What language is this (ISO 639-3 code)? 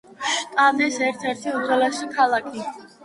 kat